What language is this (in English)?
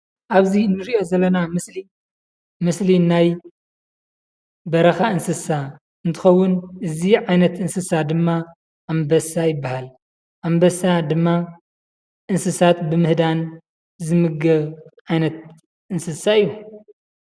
Tigrinya